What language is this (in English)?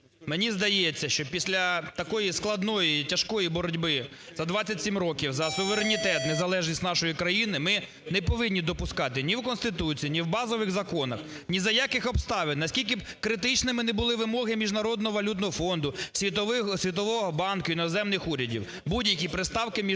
Ukrainian